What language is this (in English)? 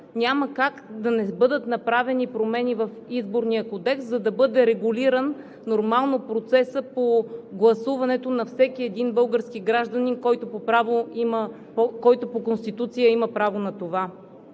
Bulgarian